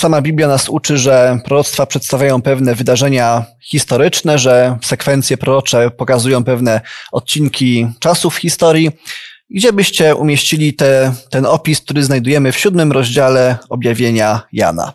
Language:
Polish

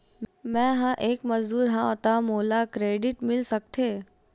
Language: Chhattisgarhi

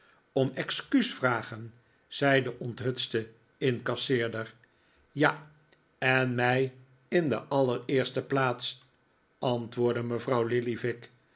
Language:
Dutch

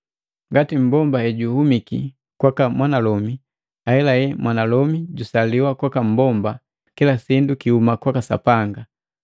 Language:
Matengo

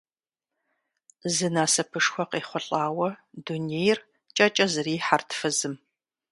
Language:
Kabardian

